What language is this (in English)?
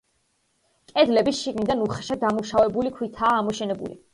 Georgian